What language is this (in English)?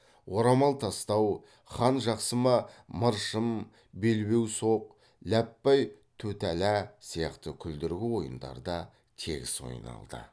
Kazakh